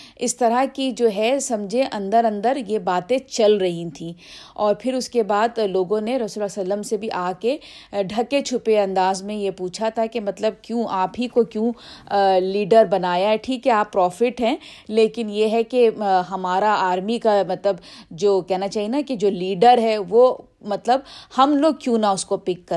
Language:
Urdu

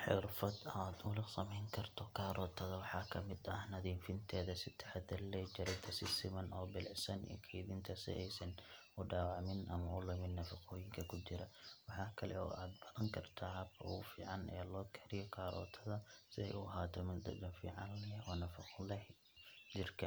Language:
Somali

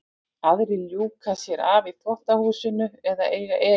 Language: Icelandic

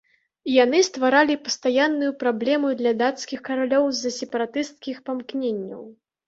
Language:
Belarusian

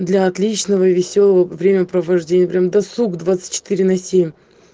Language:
Russian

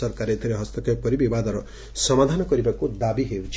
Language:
Odia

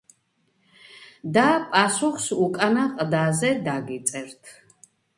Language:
Georgian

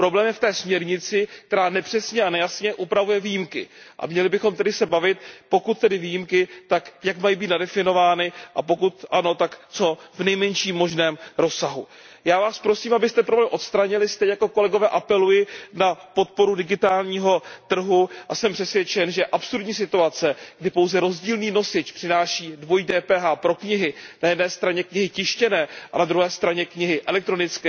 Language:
Czech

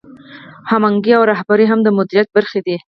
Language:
Pashto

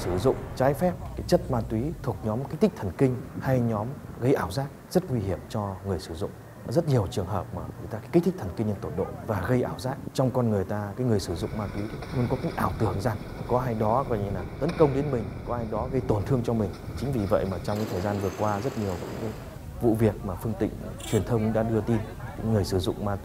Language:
Vietnamese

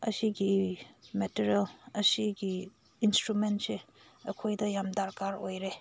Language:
Manipuri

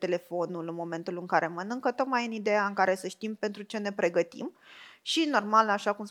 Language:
Romanian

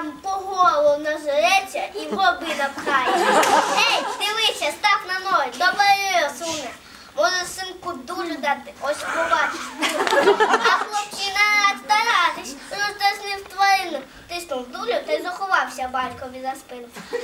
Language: Ukrainian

